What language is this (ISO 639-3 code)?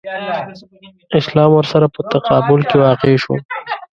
pus